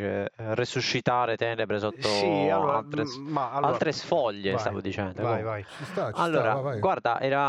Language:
Italian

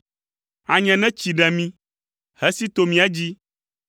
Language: Ewe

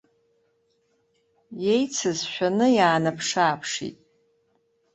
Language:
Abkhazian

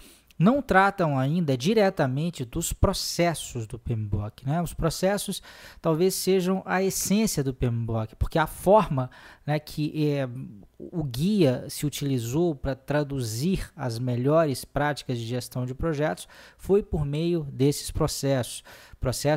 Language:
Portuguese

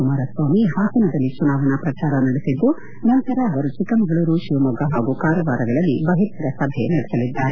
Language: Kannada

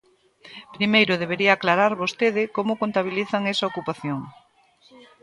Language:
Galician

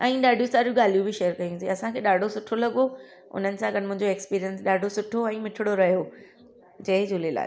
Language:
Sindhi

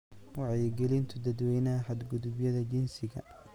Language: Somali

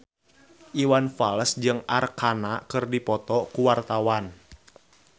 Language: Sundanese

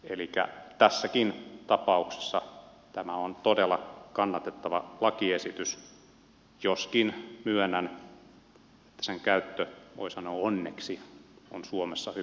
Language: Finnish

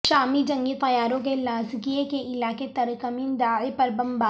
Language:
Urdu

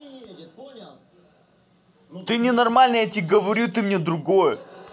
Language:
Russian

